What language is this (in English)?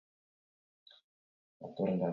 Basque